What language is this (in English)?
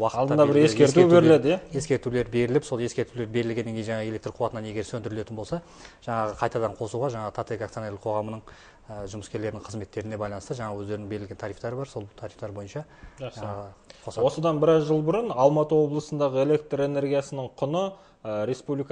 Russian